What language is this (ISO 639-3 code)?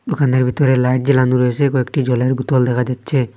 ben